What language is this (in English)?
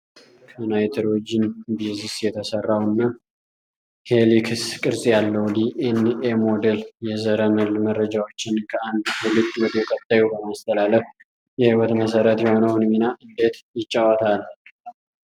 Amharic